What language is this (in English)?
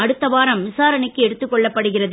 Tamil